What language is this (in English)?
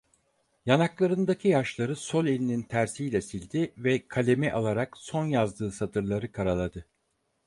Turkish